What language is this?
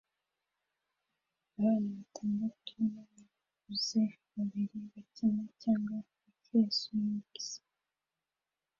Kinyarwanda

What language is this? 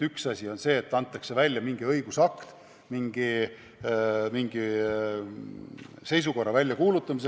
Estonian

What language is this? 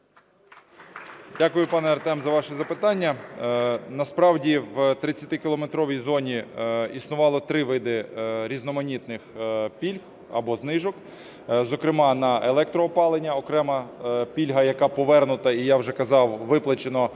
Ukrainian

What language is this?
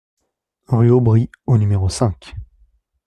French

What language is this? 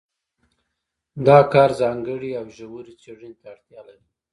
Pashto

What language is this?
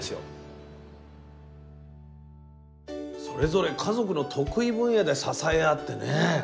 Japanese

